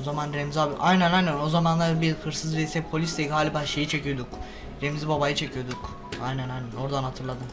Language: Turkish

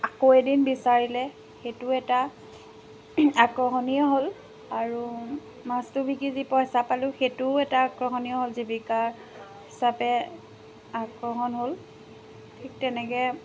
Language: Assamese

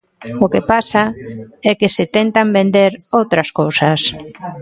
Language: Galician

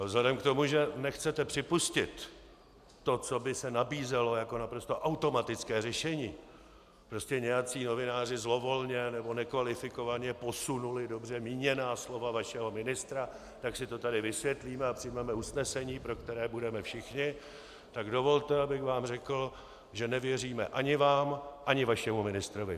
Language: Czech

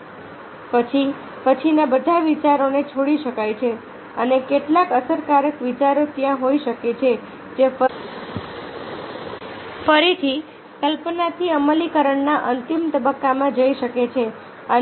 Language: Gujarati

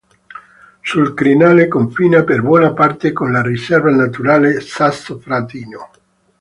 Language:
Italian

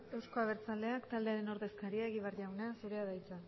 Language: Basque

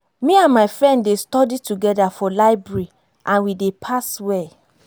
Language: Nigerian Pidgin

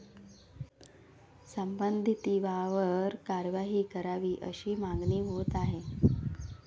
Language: Marathi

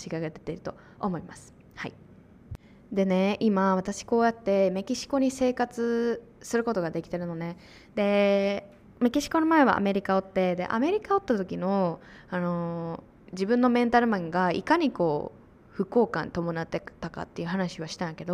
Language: Japanese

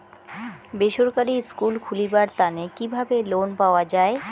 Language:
Bangla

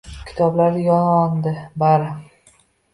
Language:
Uzbek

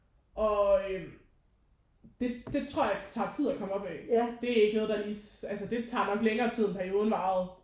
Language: Danish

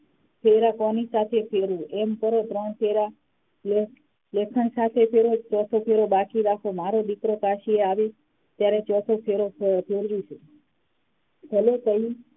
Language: Gujarati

